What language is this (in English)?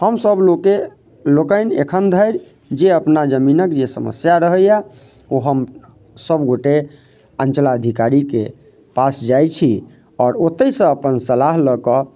Maithili